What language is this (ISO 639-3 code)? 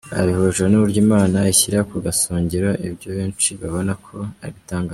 kin